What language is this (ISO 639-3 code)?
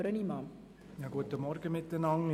gsw